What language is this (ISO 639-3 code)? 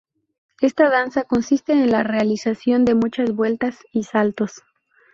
spa